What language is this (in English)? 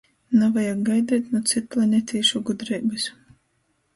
Latgalian